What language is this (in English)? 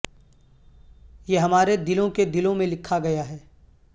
Urdu